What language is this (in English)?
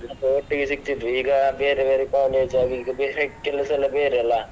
Kannada